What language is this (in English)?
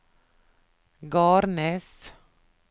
Norwegian